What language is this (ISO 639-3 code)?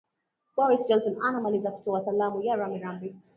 swa